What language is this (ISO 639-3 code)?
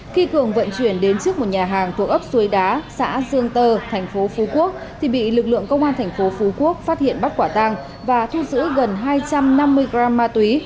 vie